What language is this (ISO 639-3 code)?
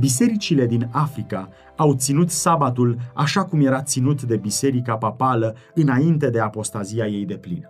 ron